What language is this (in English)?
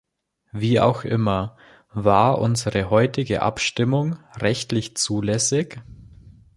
German